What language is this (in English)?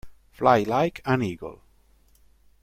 Italian